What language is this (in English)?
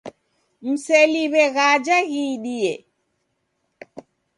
Taita